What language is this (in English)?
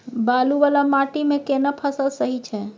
Maithili